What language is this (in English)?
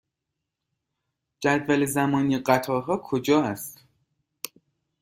Persian